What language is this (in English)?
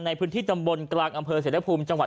Thai